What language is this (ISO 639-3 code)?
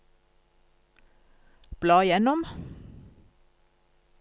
nor